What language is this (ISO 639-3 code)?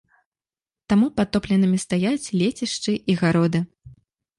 bel